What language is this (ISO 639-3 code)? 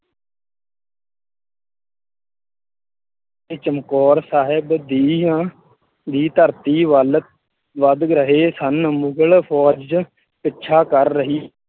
pan